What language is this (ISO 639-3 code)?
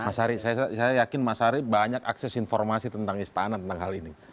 ind